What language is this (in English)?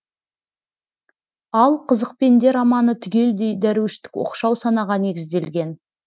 Kazakh